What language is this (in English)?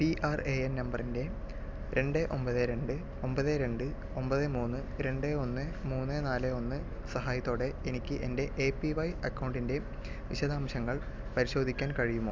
Malayalam